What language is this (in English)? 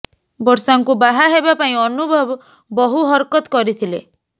Odia